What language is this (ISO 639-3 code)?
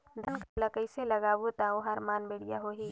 hne